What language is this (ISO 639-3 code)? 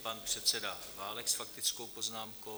ces